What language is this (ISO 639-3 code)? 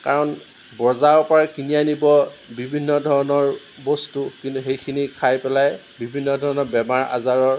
asm